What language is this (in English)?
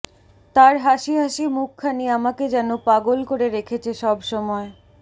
Bangla